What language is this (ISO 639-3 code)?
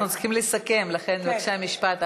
heb